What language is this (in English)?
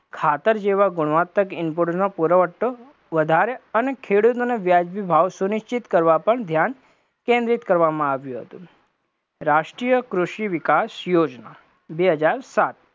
Gujarati